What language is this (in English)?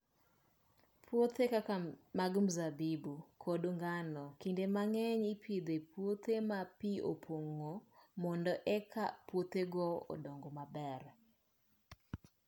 Luo (Kenya and Tanzania)